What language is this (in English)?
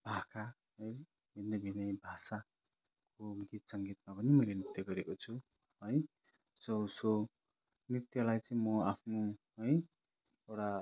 Nepali